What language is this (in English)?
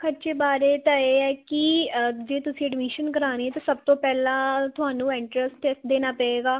Punjabi